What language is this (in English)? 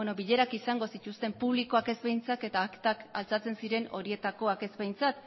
Basque